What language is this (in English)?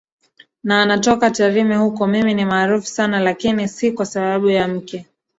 Swahili